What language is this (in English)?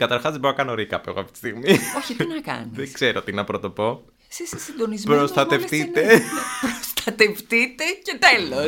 Greek